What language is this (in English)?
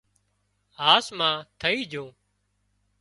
Wadiyara Koli